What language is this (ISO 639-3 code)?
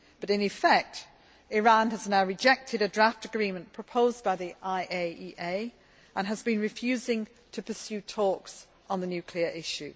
eng